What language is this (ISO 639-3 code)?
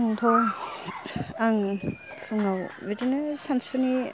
brx